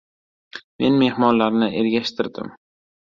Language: Uzbek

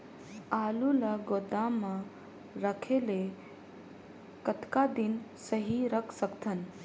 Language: Chhattisgarhi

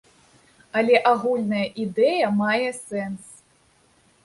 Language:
Belarusian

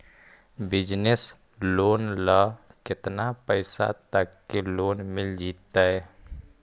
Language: Magahi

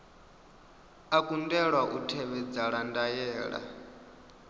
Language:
Venda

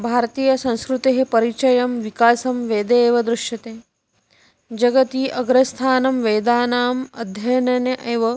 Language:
Sanskrit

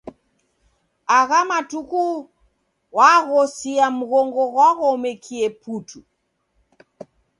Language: Taita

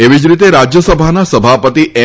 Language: Gujarati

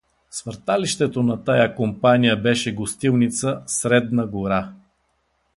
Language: Bulgarian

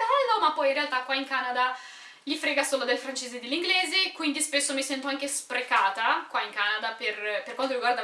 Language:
Italian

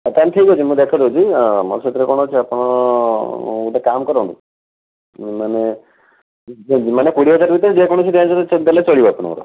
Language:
Odia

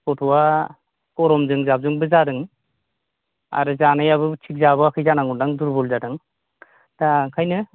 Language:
Bodo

